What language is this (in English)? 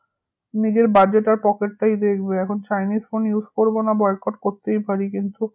Bangla